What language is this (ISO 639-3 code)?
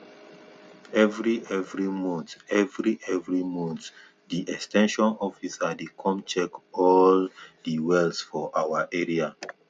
pcm